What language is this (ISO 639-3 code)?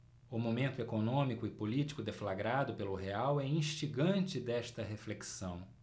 por